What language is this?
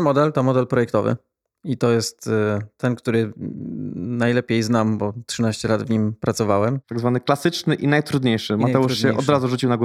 Polish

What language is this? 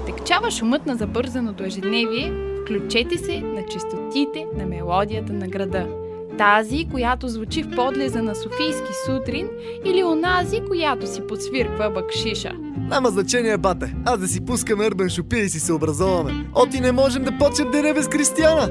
Bulgarian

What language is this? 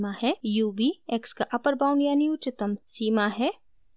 Hindi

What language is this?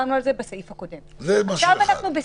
Hebrew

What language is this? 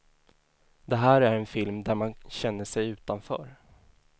Swedish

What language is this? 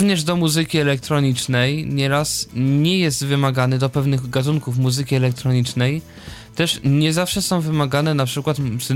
Polish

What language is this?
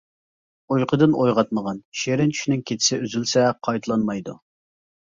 Uyghur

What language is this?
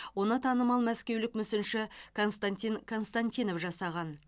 Kazakh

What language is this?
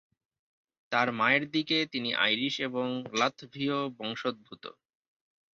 Bangla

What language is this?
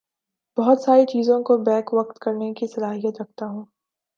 Urdu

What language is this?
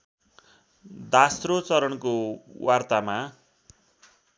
Nepali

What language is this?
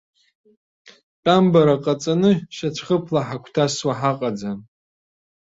Abkhazian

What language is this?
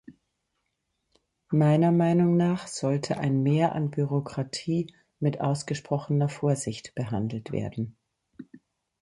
German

